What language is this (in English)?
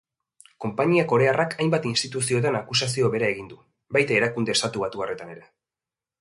Basque